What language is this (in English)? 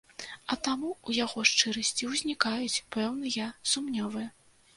Belarusian